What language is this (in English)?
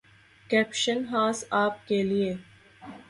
Urdu